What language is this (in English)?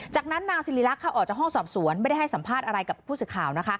Thai